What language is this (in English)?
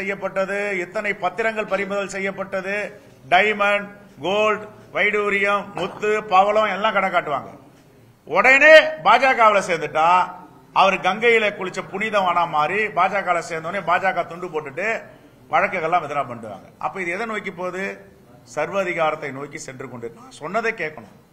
Tamil